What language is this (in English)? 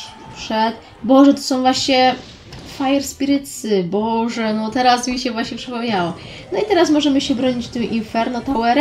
Polish